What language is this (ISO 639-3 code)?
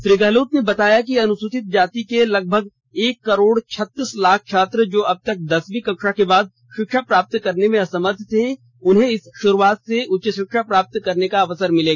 hin